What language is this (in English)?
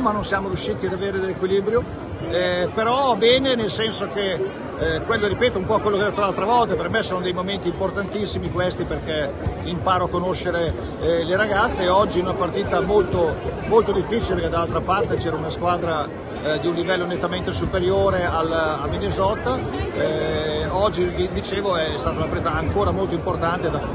Italian